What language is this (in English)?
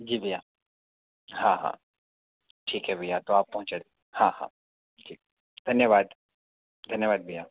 Hindi